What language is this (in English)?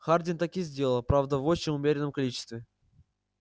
Russian